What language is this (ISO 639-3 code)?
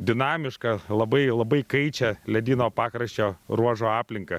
lit